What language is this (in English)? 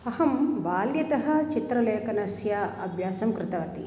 Sanskrit